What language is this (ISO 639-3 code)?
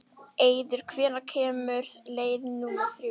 isl